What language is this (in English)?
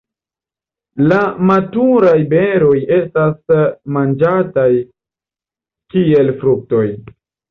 Esperanto